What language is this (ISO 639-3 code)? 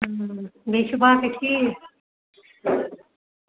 kas